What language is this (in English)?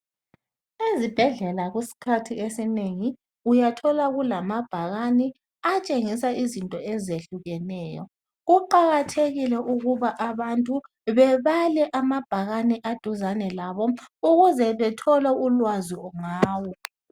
North Ndebele